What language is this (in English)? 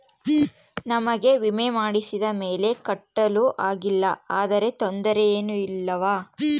Kannada